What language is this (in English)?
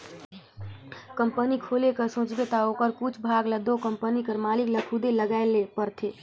Chhattisgarhi